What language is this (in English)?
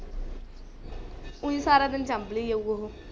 Punjabi